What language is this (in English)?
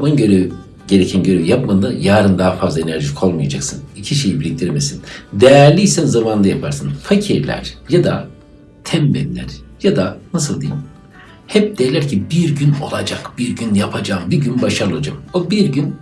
Turkish